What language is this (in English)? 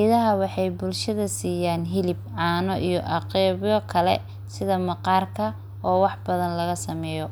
Somali